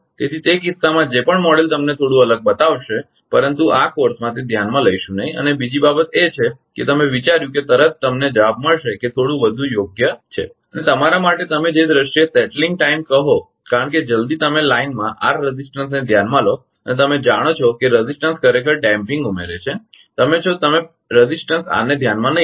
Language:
Gujarati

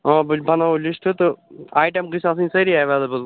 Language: Kashmiri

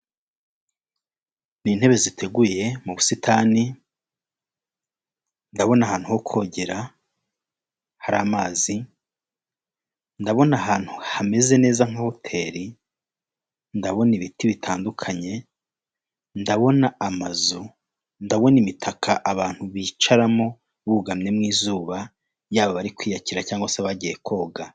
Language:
Kinyarwanda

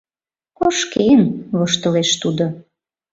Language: Mari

